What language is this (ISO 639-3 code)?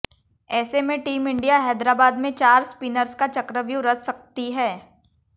hin